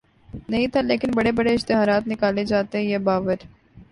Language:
Urdu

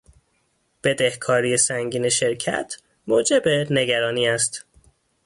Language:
Persian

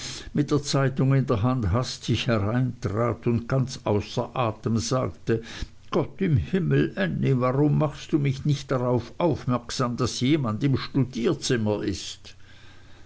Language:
German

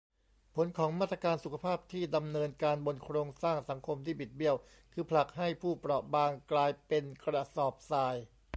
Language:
Thai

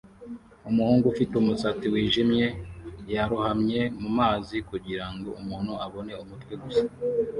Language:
Kinyarwanda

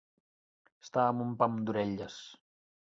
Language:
Catalan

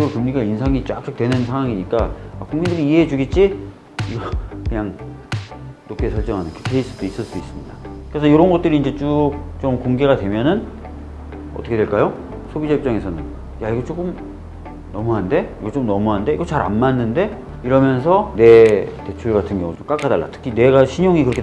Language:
Korean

